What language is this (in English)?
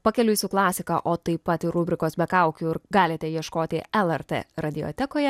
Lithuanian